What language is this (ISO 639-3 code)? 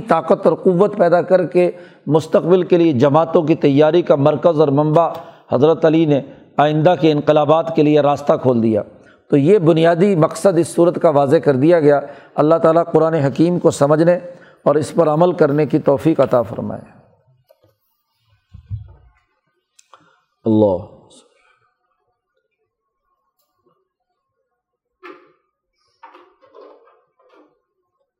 urd